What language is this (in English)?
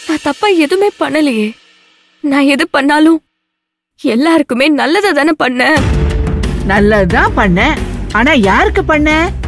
Tamil